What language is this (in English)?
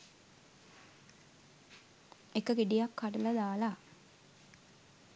Sinhala